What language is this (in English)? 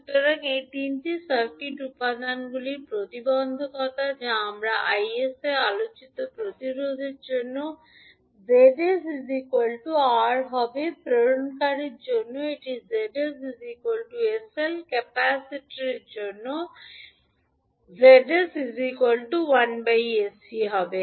Bangla